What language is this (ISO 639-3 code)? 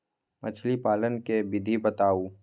mag